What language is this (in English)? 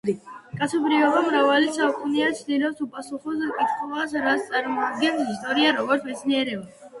Georgian